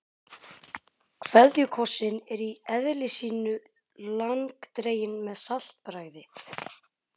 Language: Icelandic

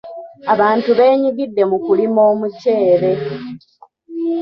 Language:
Ganda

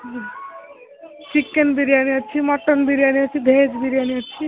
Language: Odia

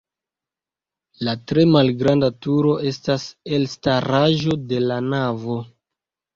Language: Esperanto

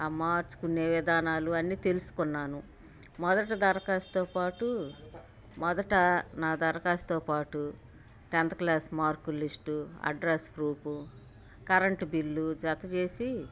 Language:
Telugu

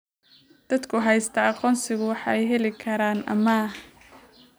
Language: Somali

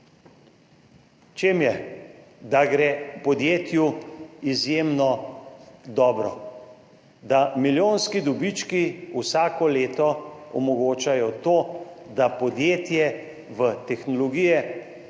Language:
Slovenian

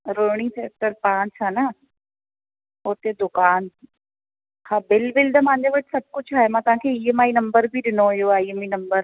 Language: Sindhi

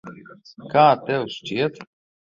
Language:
Latvian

